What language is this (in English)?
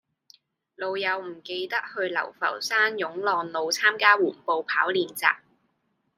Cantonese